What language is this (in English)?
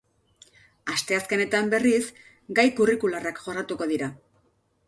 Basque